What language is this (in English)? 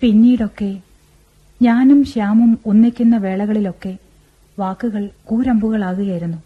Malayalam